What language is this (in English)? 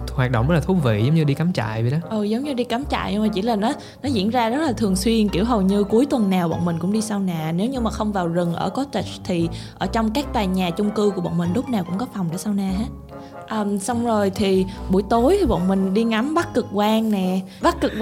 Vietnamese